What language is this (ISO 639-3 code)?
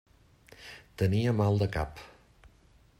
cat